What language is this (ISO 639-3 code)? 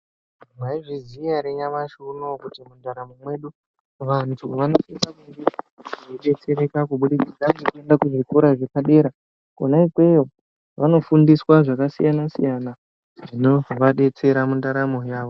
ndc